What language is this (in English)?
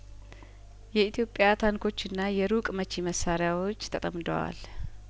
Amharic